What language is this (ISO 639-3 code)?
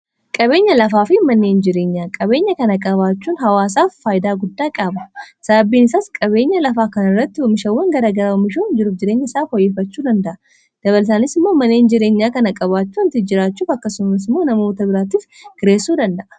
orm